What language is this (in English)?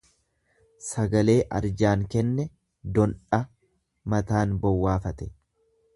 Oromo